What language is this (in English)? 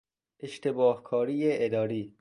Persian